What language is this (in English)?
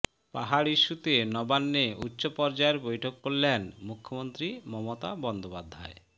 Bangla